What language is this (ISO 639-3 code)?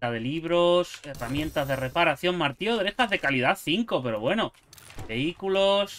spa